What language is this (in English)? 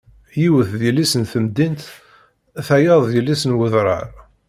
Kabyle